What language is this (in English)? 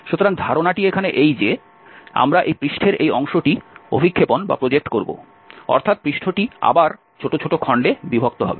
Bangla